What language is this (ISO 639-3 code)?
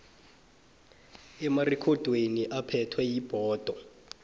nbl